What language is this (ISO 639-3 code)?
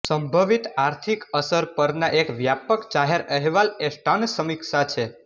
guj